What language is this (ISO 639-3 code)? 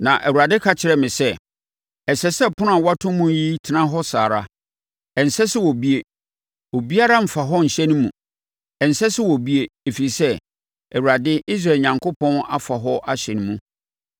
aka